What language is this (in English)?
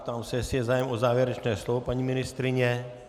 Czech